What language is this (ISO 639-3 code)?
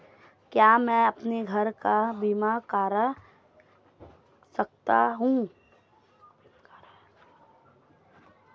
hin